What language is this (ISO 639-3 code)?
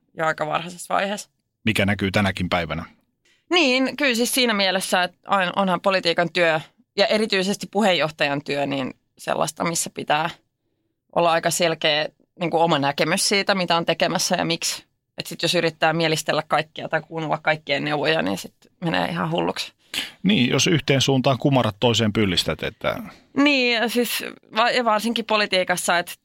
fin